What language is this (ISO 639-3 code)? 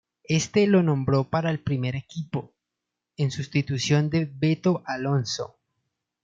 spa